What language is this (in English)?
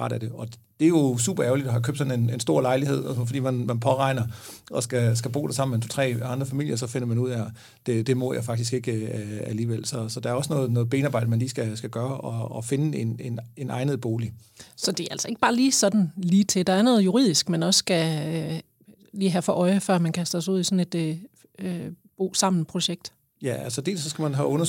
Danish